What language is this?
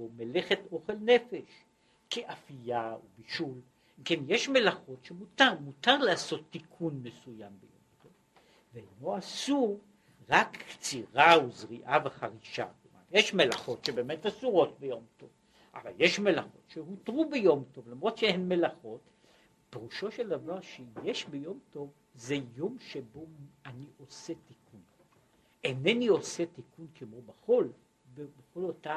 Hebrew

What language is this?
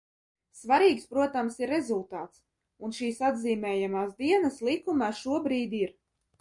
Latvian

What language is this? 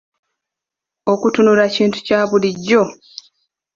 Ganda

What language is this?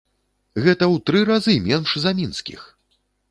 Belarusian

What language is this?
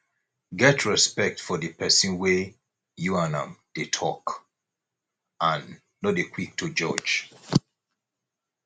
Nigerian Pidgin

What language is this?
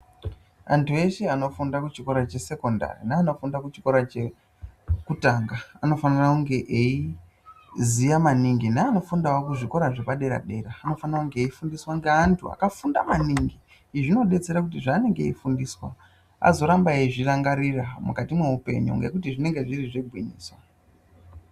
Ndau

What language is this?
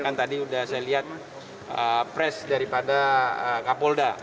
Indonesian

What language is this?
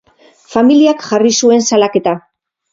Basque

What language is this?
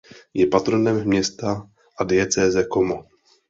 Czech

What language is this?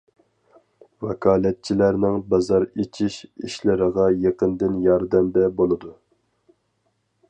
Uyghur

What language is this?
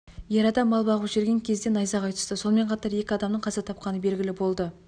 Kazakh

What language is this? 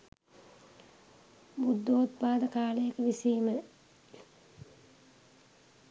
Sinhala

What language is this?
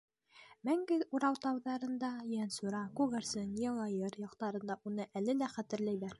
Bashkir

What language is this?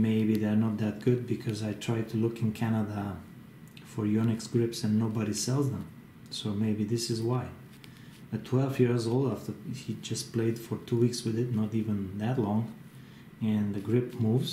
English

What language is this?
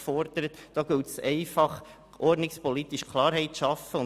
Swiss German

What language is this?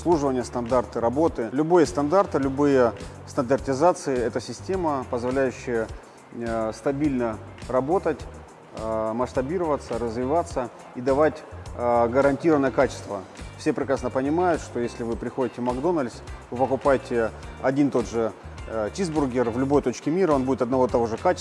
Russian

